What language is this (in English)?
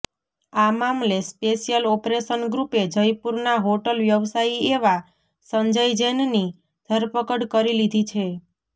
Gujarati